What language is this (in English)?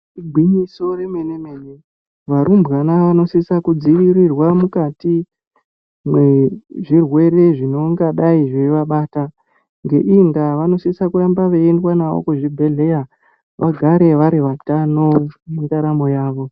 Ndau